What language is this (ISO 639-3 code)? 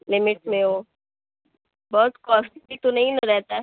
urd